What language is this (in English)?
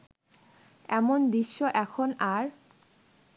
Bangla